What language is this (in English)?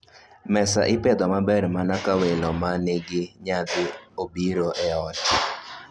Luo (Kenya and Tanzania)